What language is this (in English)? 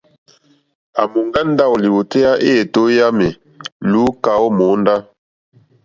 Mokpwe